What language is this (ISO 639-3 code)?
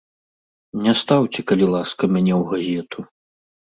bel